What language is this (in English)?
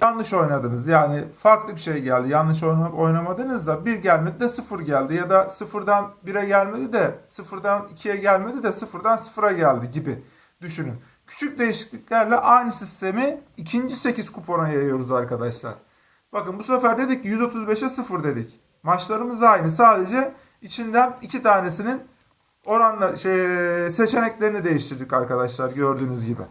Turkish